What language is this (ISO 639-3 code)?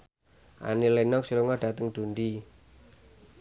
jav